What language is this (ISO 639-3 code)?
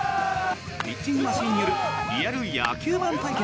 jpn